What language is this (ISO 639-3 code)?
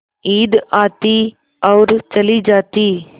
hin